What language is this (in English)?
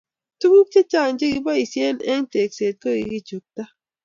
Kalenjin